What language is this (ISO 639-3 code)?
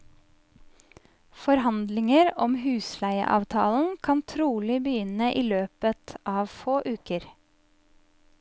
nor